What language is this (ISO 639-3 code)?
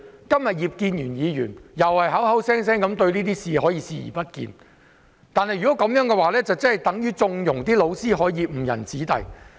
yue